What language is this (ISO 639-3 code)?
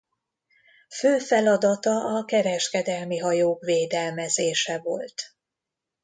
hun